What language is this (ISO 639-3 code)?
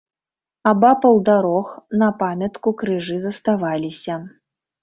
bel